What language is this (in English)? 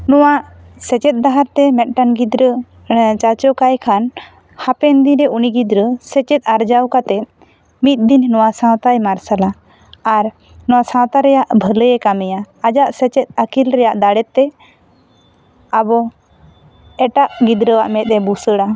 Santali